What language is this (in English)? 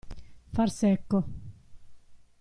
Italian